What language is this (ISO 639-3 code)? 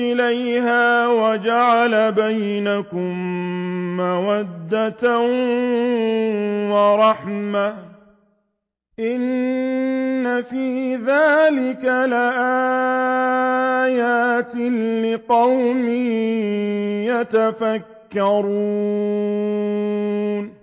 ara